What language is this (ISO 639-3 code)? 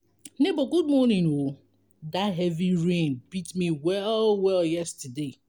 pcm